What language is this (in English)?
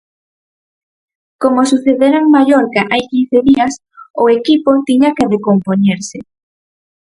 Galician